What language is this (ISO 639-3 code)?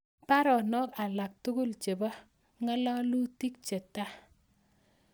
kln